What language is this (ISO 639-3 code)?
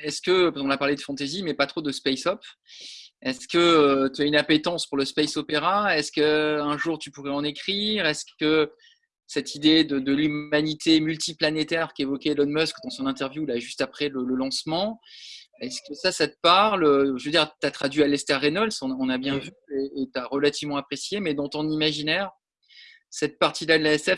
fra